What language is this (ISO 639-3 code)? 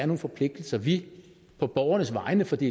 dan